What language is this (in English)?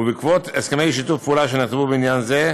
Hebrew